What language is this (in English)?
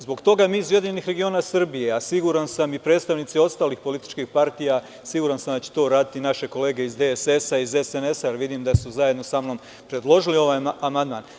Serbian